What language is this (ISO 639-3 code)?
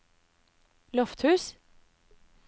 nor